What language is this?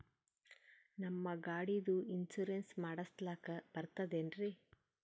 Kannada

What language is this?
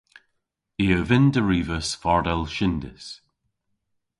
Cornish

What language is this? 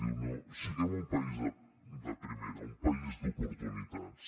Catalan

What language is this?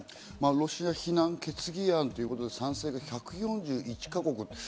Japanese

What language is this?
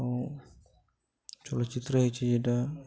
Odia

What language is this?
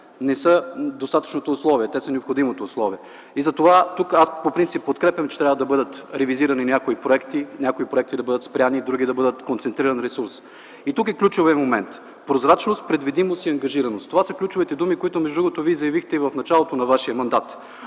Bulgarian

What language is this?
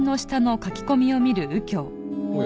Japanese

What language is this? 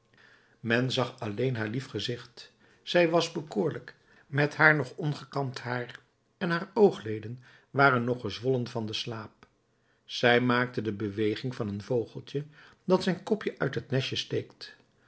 Dutch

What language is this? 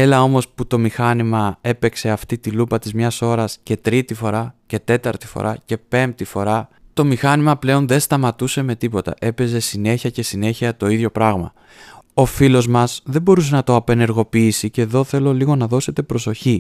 Greek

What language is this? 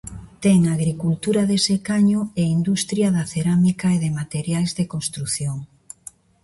Galician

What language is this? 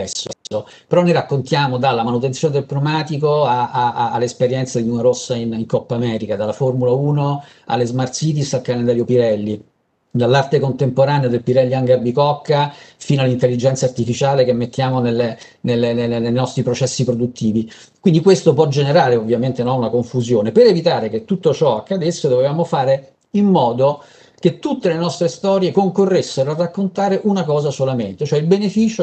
Italian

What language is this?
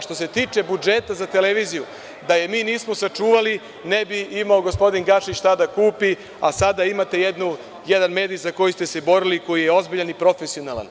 Serbian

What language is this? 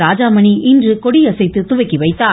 Tamil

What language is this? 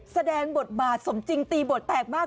Thai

